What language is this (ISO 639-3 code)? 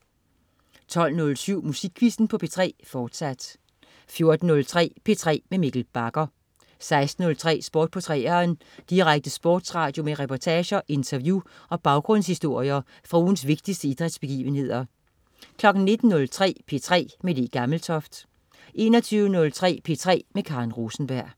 dan